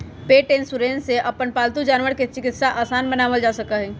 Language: Magahi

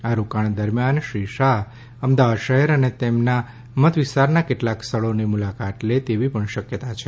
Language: Gujarati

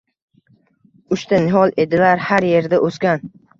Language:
Uzbek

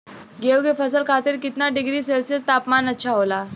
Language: Bhojpuri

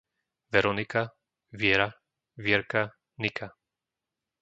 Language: Slovak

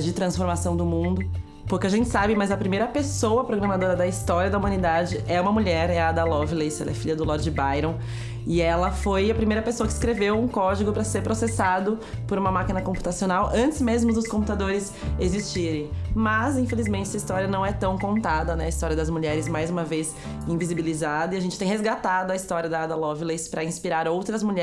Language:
Portuguese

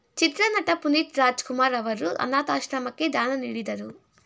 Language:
Kannada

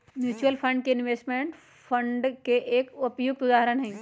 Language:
Magahi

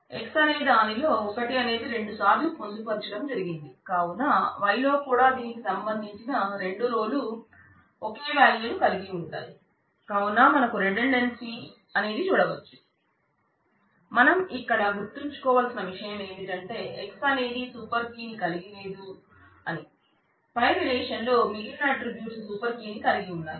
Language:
Telugu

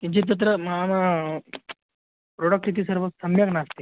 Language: Sanskrit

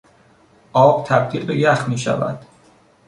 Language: Persian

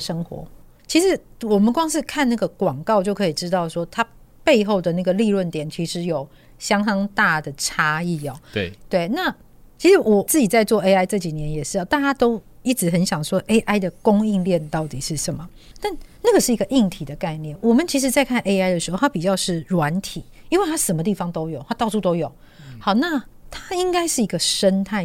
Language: Chinese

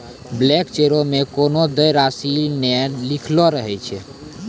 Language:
Maithili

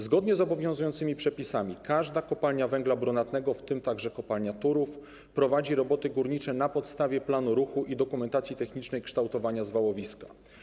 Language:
Polish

